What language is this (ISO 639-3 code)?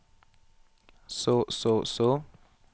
nor